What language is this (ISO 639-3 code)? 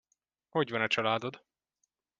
hun